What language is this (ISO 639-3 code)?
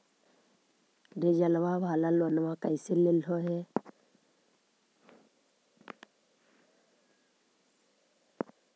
mag